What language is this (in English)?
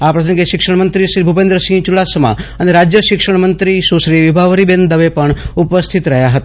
Gujarati